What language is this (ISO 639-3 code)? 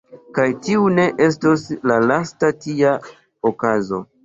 epo